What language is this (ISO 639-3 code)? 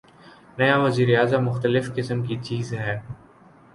urd